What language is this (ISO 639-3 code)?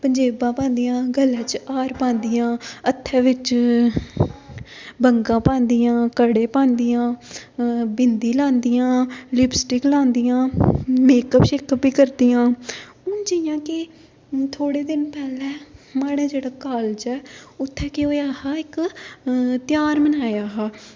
doi